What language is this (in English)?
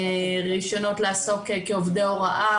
Hebrew